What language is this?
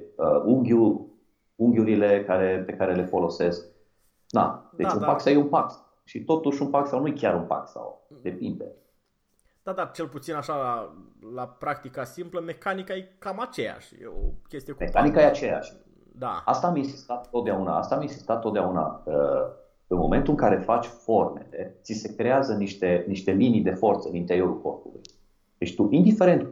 Romanian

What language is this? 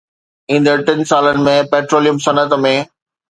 Sindhi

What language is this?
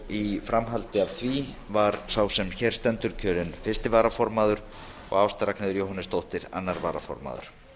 Icelandic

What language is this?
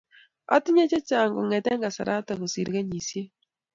Kalenjin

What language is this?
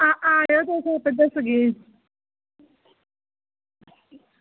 Dogri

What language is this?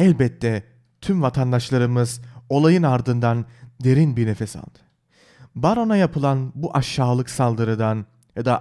Turkish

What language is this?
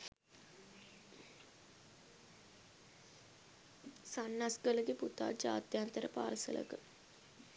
Sinhala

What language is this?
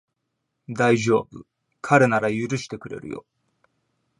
Japanese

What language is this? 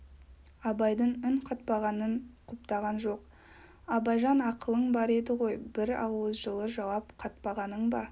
Kazakh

